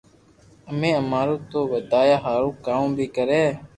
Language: Loarki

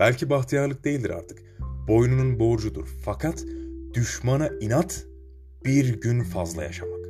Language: Turkish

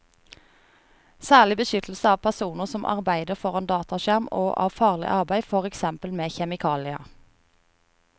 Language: Norwegian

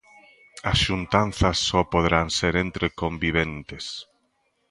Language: Galician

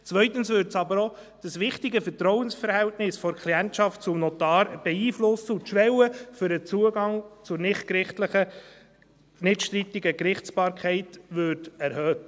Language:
Swiss German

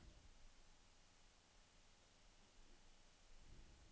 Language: Norwegian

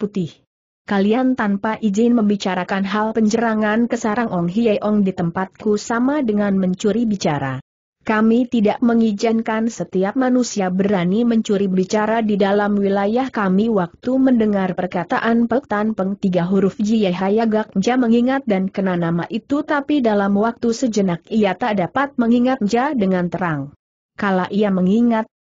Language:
Indonesian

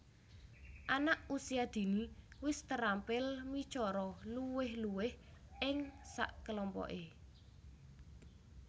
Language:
Javanese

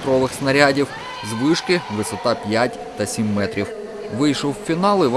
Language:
Ukrainian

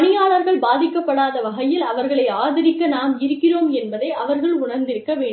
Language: Tamil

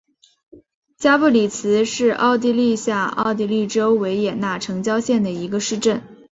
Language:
Chinese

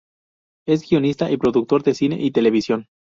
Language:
Spanish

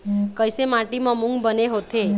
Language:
Chhattisgarhi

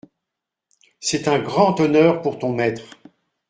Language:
French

